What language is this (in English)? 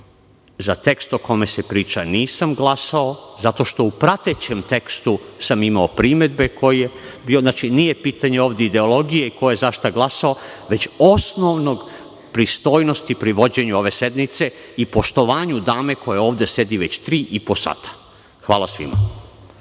Serbian